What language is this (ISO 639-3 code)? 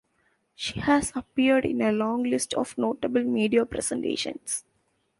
eng